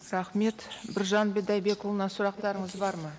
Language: Kazakh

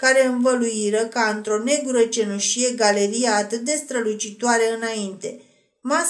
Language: Romanian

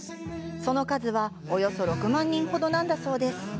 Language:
Japanese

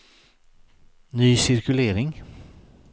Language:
Swedish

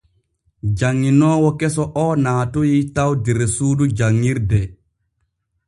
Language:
Borgu Fulfulde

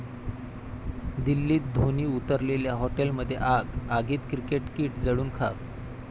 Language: Marathi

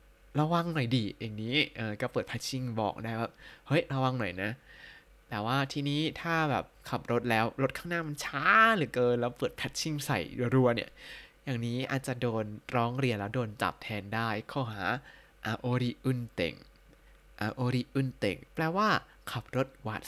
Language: Thai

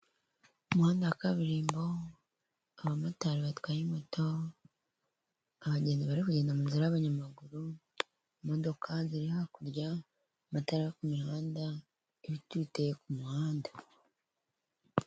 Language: Kinyarwanda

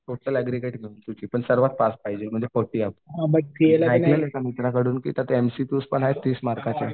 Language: Marathi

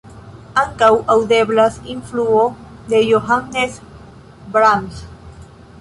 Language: Esperanto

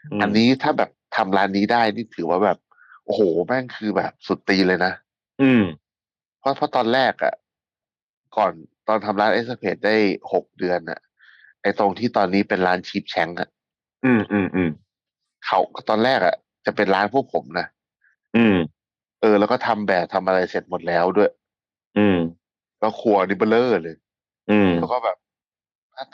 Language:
Thai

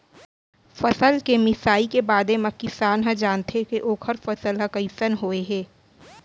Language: Chhattisgarhi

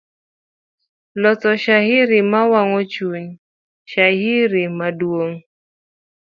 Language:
Luo (Kenya and Tanzania)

